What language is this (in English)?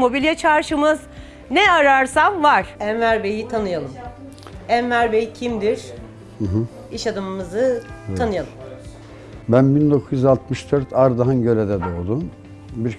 Turkish